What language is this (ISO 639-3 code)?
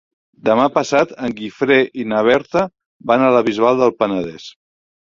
cat